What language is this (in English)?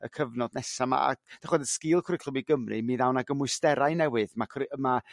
Welsh